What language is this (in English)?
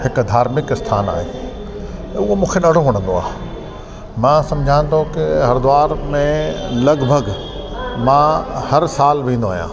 Sindhi